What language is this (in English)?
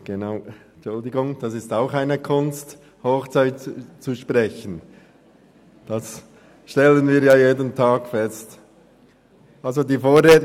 Swiss German